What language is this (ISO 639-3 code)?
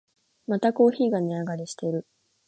jpn